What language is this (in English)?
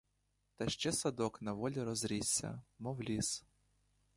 Ukrainian